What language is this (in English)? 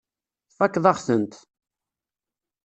Kabyle